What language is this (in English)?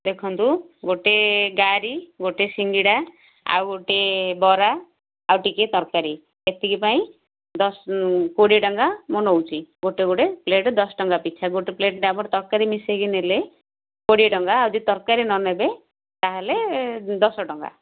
Odia